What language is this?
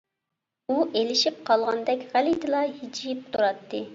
Uyghur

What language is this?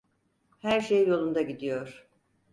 Turkish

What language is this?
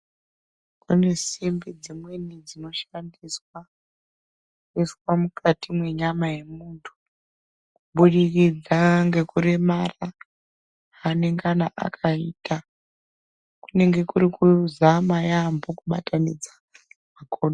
Ndau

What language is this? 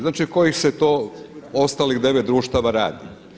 Croatian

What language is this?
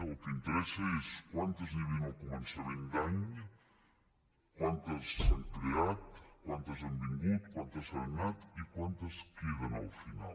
Catalan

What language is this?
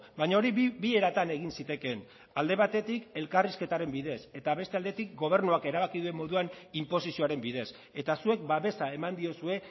Basque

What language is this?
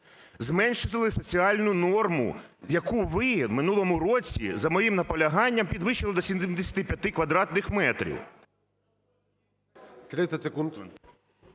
Ukrainian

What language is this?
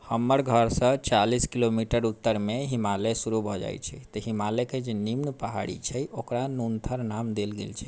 Maithili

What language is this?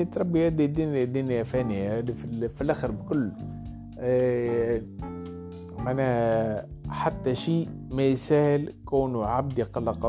Arabic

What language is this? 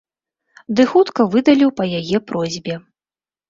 Belarusian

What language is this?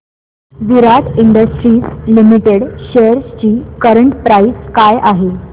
Marathi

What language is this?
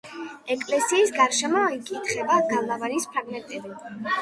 Georgian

